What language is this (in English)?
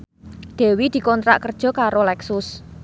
Javanese